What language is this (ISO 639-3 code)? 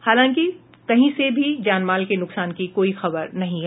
hin